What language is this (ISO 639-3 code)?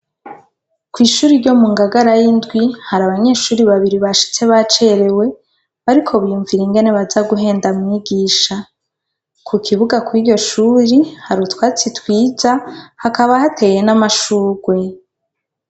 run